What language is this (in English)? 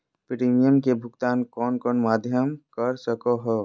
Magahi